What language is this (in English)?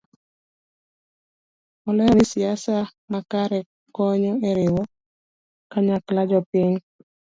Luo (Kenya and Tanzania)